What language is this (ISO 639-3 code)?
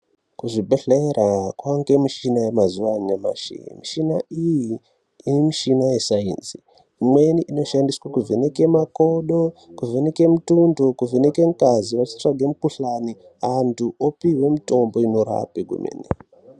ndc